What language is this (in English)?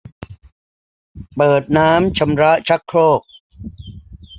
Thai